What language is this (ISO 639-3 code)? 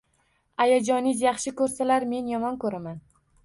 uzb